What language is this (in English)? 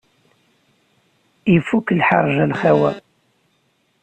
Kabyle